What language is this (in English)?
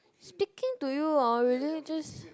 English